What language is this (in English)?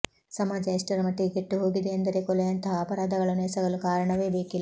Kannada